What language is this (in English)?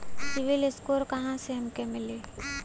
Bhojpuri